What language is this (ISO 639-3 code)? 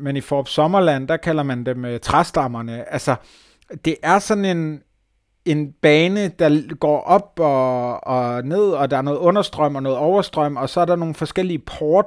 dan